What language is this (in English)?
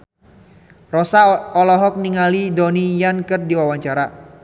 Sundanese